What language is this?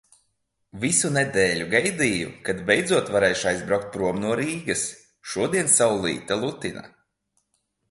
Latvian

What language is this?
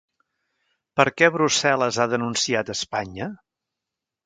Catalan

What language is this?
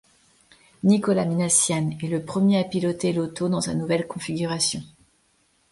French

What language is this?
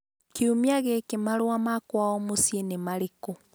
Kikuyu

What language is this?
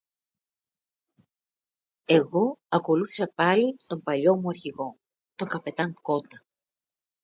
Greek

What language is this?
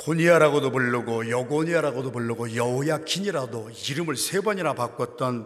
Korean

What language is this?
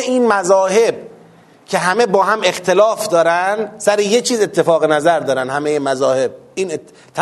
Persian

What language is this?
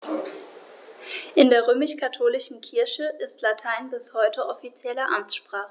German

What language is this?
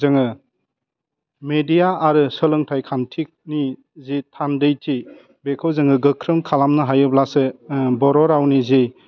Bodo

